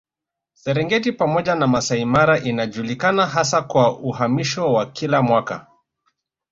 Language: Swahili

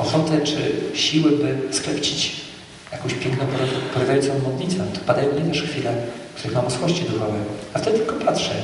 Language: Polish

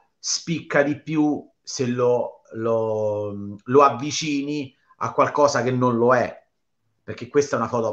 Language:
Italian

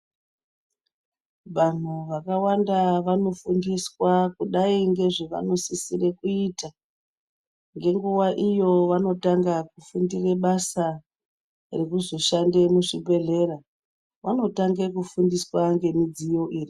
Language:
Ndau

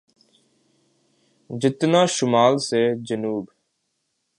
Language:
Urdu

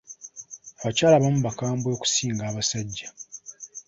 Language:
Ganda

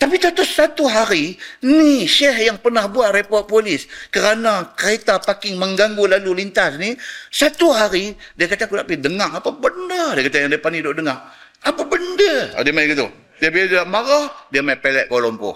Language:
Malay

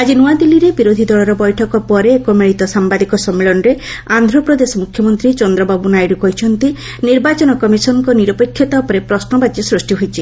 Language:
Odia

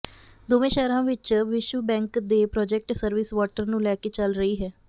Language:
Punjabi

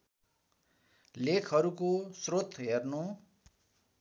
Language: Nepali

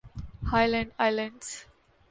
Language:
Urdu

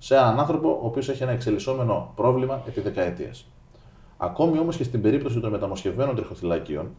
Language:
Greek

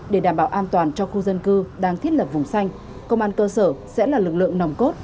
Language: Vietnamese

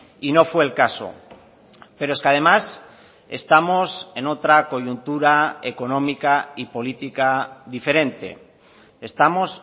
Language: Spanish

